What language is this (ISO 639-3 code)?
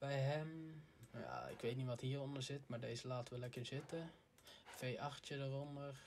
nld